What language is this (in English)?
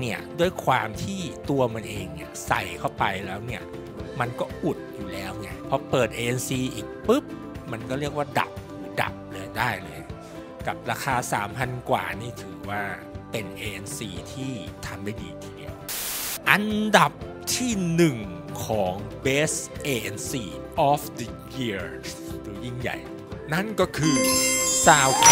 Thai